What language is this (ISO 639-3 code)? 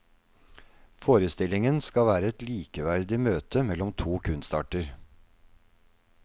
nor